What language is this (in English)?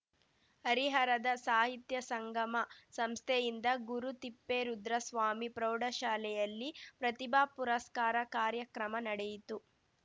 Kannada